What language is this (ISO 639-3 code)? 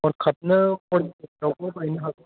brx